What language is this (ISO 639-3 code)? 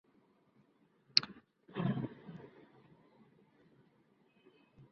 ben